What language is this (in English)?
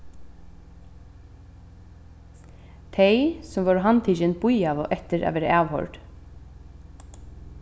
Faroese